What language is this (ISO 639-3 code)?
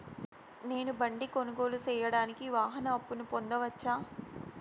tel